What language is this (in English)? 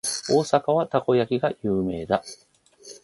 Japanese